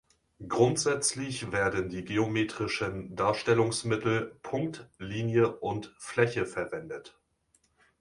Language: German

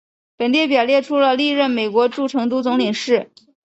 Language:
Chinese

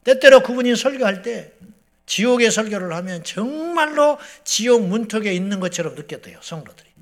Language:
Korean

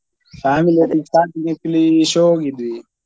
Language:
Kannada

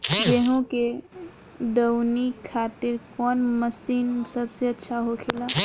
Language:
Bhojpuri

